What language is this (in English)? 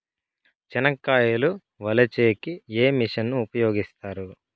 Telugu